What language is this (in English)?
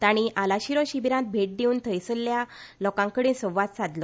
Konkani